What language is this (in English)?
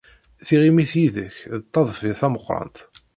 Kabyle